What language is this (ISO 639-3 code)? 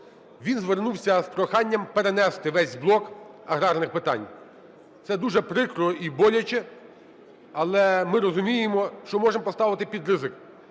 ukr